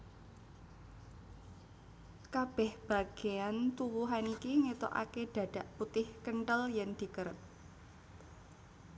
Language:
Javanese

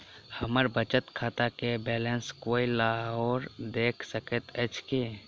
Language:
Maithili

